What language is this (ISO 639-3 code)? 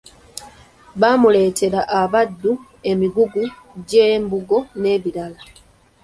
lug